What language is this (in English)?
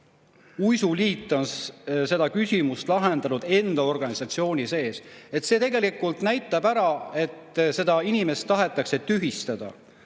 Estonian